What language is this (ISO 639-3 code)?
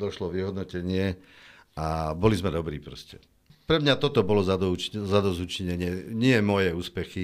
slk